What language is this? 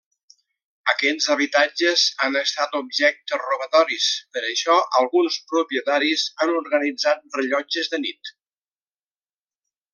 Catalan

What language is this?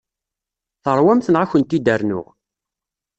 Kabyle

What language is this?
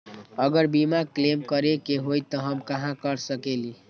Magahi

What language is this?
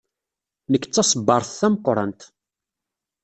Kabyle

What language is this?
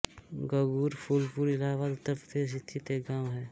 Hindi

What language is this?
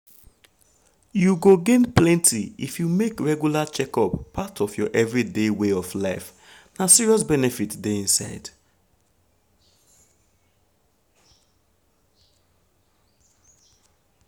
Nigerian Pidgin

